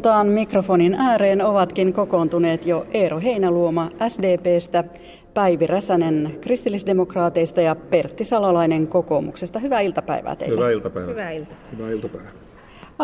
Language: Finnish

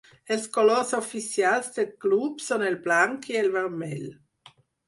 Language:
Catalan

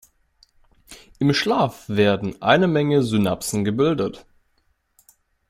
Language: German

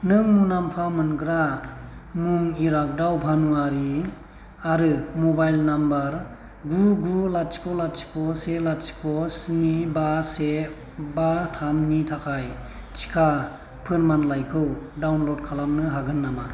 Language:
Bodo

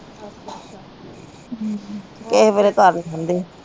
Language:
Punjabi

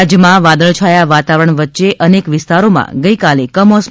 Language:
Gujarati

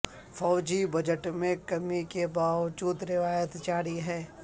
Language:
Urdu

